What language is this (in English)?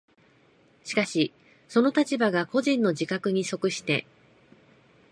Japanese